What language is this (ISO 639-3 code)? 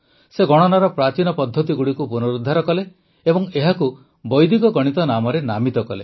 ori